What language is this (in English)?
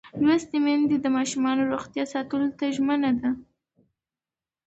Pashto